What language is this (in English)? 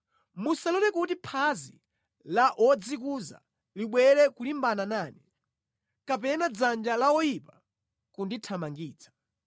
Nyanja